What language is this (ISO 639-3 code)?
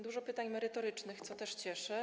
pol